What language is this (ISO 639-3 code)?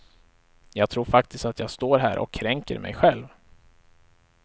swe